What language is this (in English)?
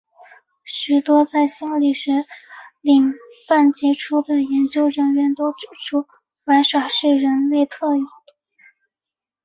Chinese